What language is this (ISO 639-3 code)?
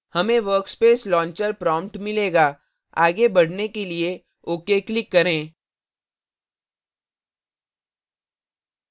hin